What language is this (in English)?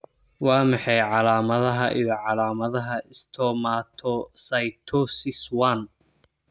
Somali